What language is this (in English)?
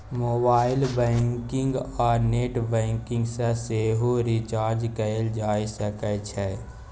Maithili